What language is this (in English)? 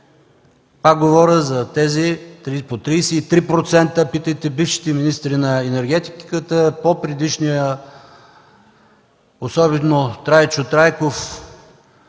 Bulgarian